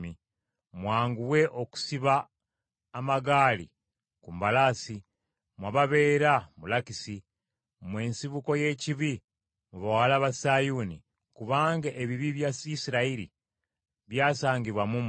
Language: Ganda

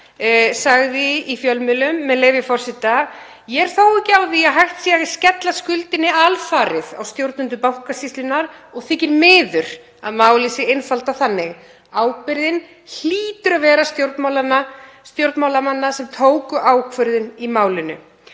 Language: Icelandic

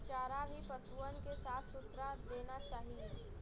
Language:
Bhojpuri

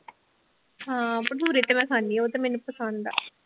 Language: Punjabi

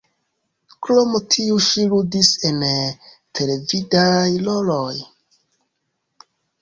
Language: Esperanto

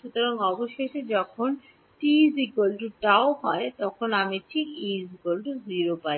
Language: Bangla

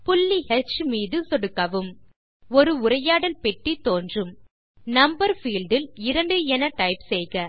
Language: Tamil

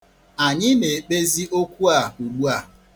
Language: Igbo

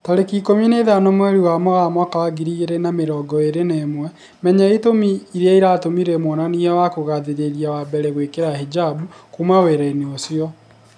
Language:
Kikuyu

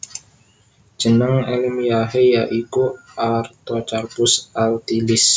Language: Javanese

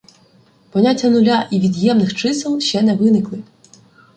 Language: Ukrainian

